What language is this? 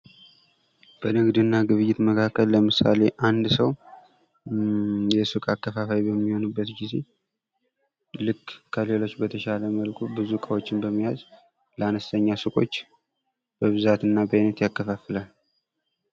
Amharic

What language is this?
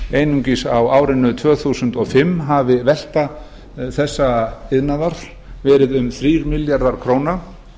Icelandic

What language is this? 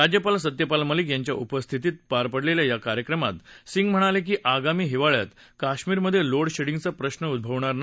Marathi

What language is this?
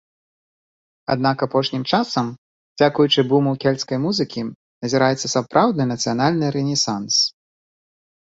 Belarusian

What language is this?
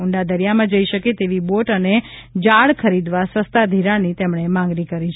Gujarati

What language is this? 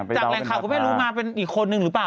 Thai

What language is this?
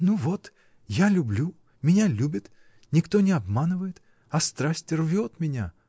Russian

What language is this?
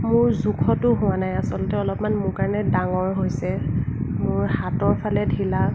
Assamese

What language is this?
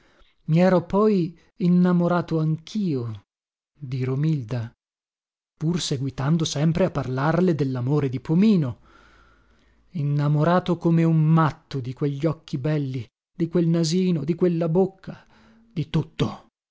Italian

